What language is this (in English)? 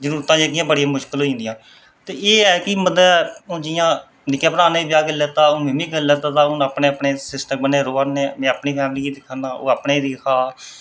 Dogri